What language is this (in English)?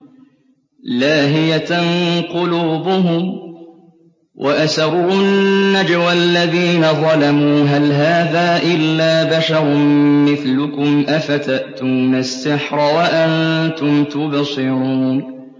Arabic